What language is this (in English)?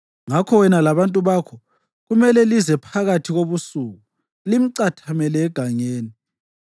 North Ndebele